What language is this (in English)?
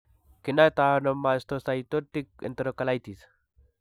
Kalenjin